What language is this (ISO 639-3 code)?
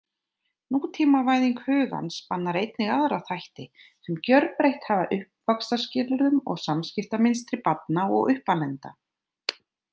isl